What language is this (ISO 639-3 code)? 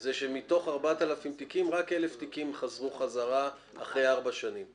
heb